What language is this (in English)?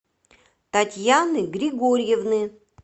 Russian